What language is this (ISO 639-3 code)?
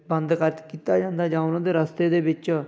pan